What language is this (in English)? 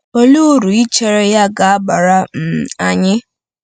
Igbo